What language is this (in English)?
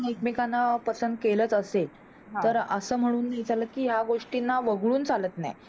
Marathi